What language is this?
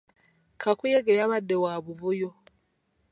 Ganda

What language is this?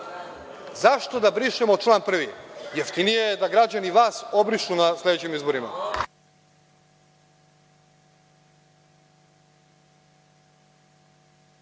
Serbian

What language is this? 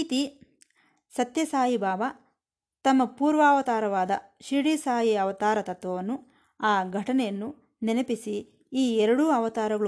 Kannada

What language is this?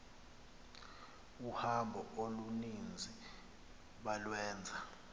Xhosa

